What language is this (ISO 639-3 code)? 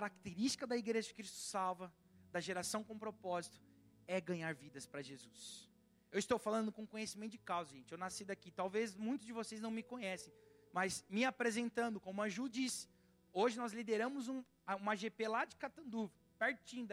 por